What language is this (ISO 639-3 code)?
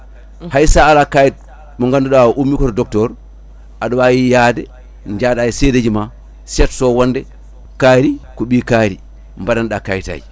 ful